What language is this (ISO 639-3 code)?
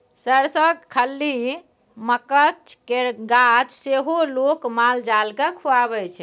mai